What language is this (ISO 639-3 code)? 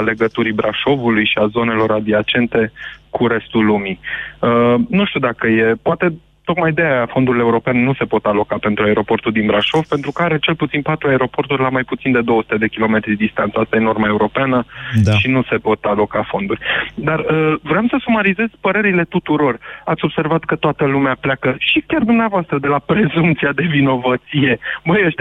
ron